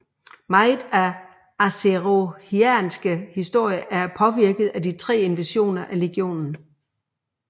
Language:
Danish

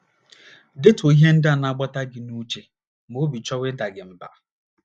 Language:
Igbo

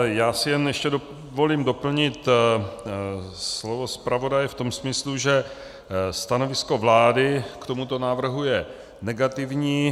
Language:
Czech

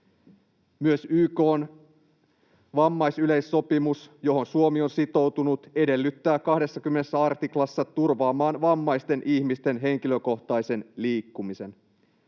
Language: Finnish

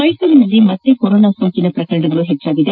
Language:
Kannada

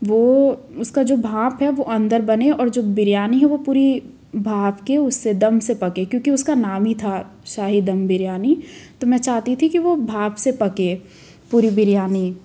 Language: Hindi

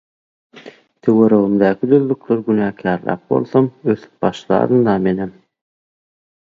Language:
Turkmen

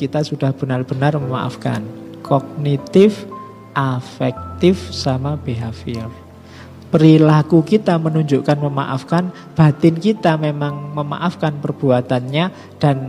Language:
Indonesian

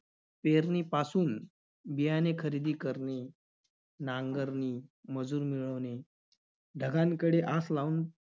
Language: Marathi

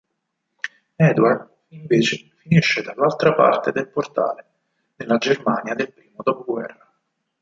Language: Italian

